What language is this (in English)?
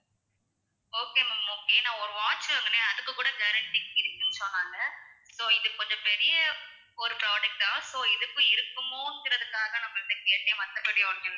Tamil